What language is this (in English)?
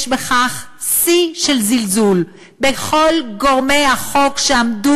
Hebrew